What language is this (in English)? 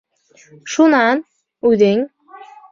Bashkir